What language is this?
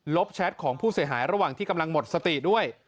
Thai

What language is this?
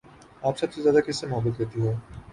Urdu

